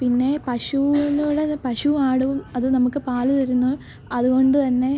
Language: Malayalam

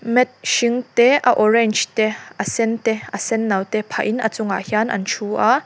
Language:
Mizo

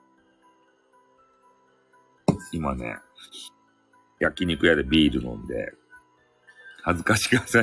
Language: Japanese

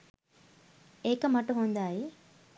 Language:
Sinhala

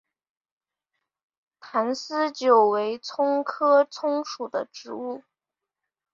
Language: Chinese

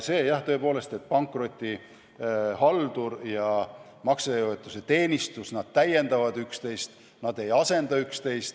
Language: Estonian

